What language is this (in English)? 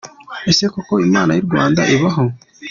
Kinyarwanda